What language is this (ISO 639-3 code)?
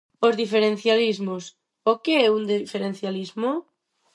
glg